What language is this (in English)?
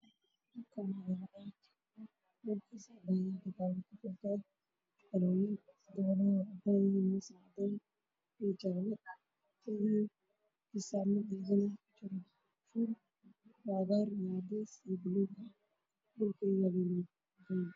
Somali